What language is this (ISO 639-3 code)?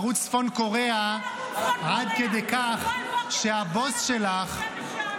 heb